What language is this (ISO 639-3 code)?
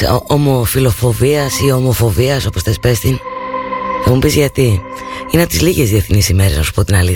ell